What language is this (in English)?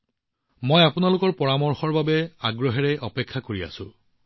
Assamese